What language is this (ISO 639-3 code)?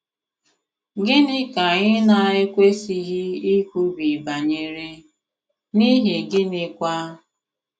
ibo